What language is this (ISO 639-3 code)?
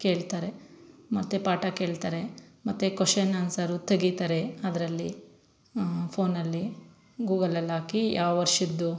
kan